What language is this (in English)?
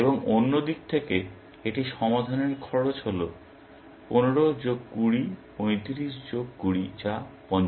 Bangla